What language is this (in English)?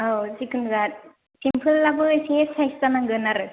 Bodo